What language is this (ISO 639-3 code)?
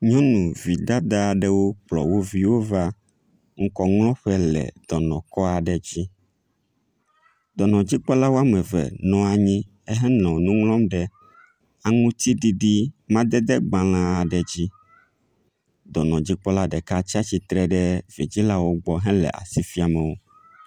ewe